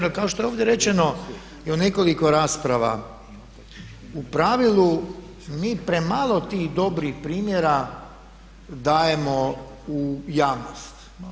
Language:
Croatian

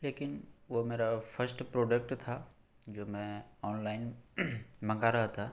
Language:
Urdu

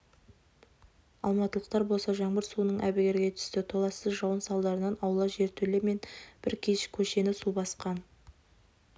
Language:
Kazakh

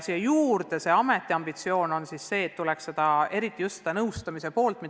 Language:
Estonian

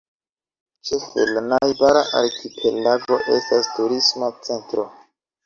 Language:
Esperanto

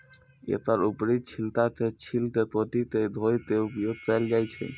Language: Maithili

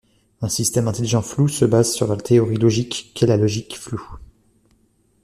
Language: French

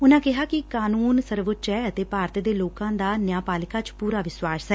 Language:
Punjabi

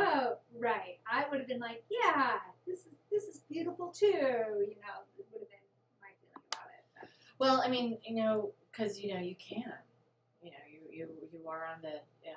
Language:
English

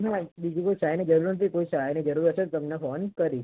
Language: Gujarati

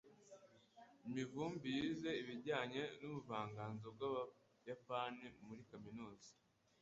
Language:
Kinyarwanda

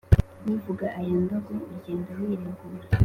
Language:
Kinyarwanda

